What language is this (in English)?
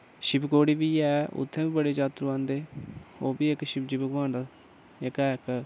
Dogri